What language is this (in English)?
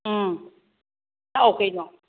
Manipuri